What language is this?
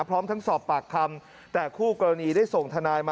Thai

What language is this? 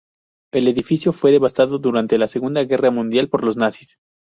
Spanish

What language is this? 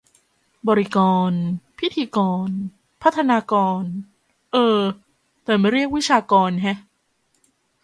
Thai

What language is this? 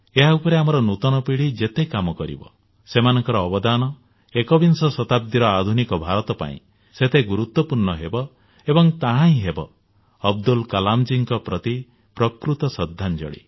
Odia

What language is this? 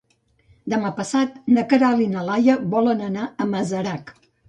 Catalan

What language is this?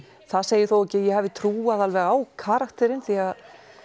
Icelandic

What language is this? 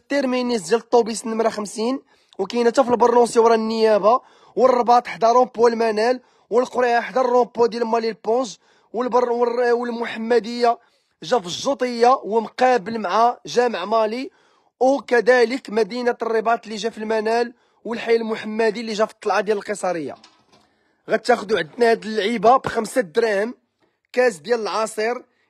Arabic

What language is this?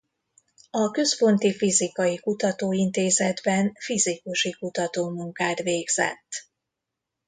Hungarian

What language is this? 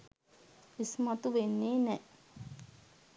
Sinhala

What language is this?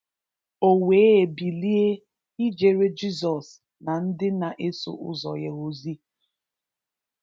Igbo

